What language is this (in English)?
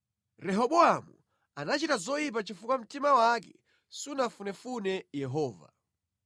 Nyanja